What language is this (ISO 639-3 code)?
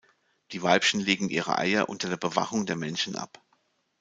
deu